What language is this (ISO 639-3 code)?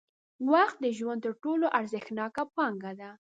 pus